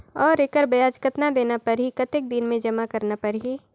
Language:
Chhattisgarhi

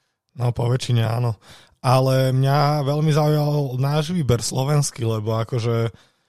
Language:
Slovak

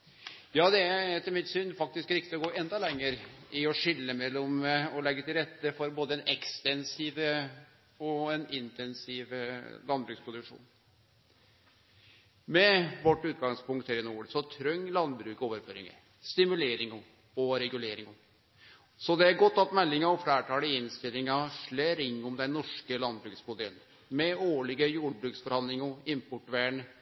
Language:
Norwegian Nynorsk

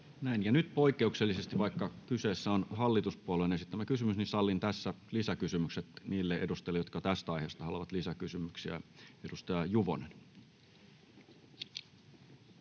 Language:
Finnish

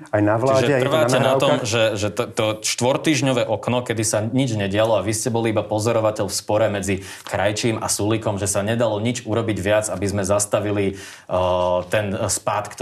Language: Slovak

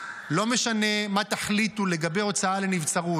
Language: Hebrew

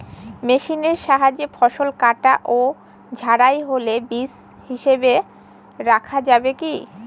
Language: Bangla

